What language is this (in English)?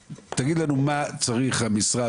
Hebrew